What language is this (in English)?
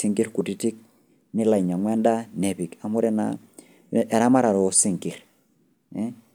Masai